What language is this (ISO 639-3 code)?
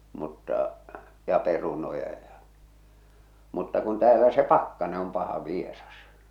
fin